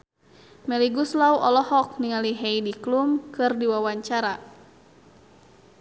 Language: Sundanese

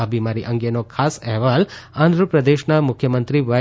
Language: Gujarati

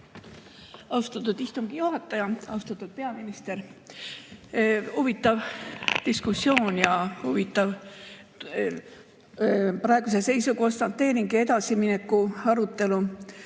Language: Estonian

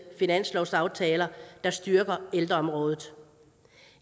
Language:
Danish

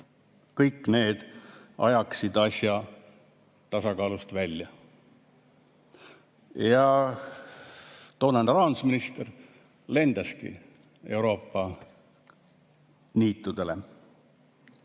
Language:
Estonian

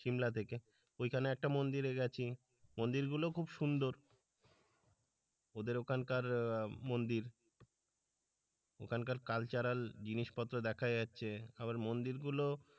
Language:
Bangla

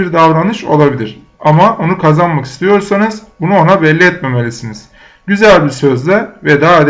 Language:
Turkish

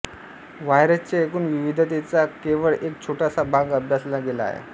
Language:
Marathi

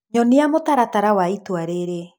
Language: Kikuyu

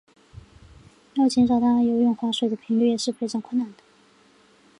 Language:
Chinese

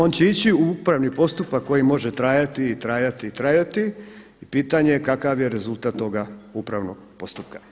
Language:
Croatian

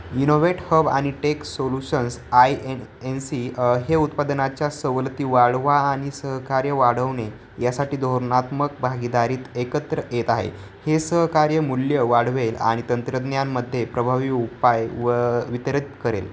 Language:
Marathi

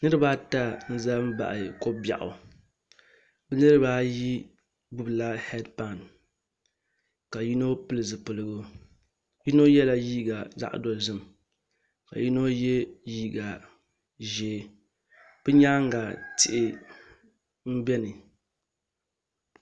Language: Dagbani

